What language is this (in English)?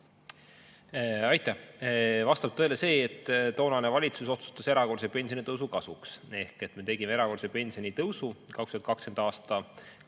Estonian